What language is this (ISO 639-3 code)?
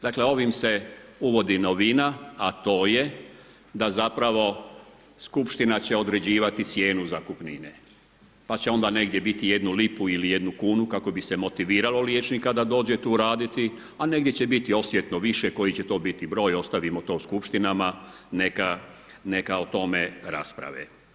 hrv